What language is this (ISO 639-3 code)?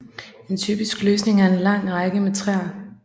dan